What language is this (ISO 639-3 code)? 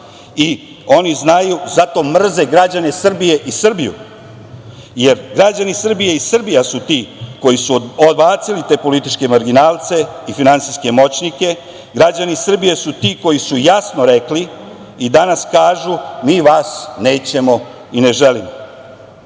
srp